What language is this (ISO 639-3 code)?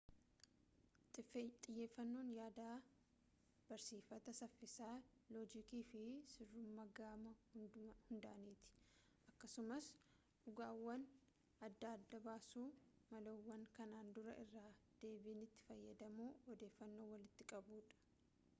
orm